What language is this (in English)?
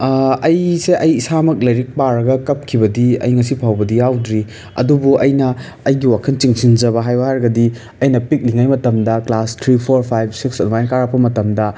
Manipuri